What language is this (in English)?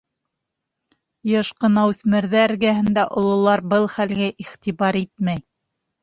Bashkir